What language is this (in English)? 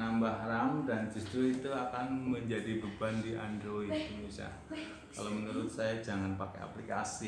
Indonesian